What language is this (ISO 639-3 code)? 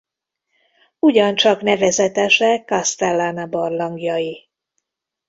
hun